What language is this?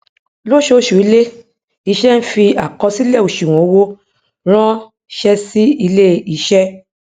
Yoruba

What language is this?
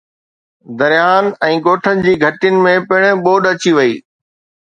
Sindhi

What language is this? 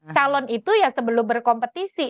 Indonesian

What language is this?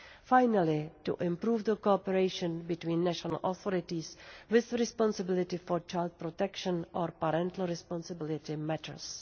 English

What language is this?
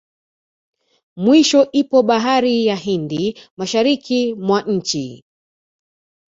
Swahili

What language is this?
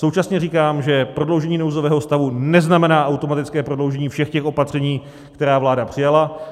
Czech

